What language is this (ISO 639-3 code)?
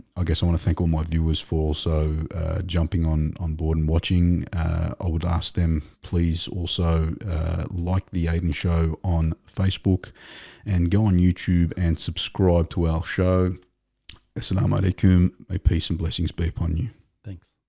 eng